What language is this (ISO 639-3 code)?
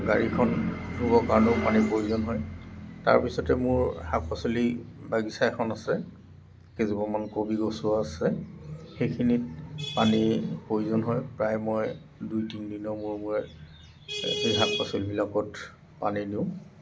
asm